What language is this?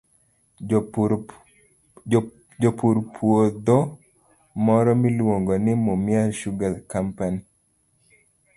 Luo (Kenya and Tanzania)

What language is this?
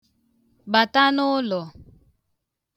Igbo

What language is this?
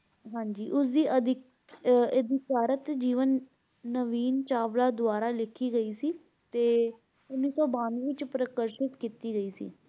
Punjabi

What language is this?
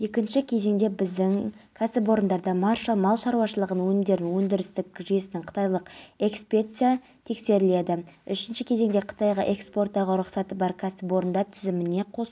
Kazakh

